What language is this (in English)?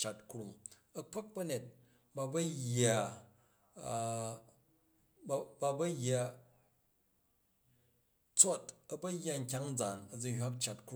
Jju